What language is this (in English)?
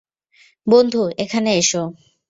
Bangla